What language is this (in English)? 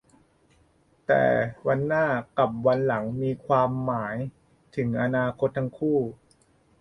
Thai